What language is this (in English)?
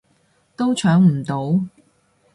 Cantonese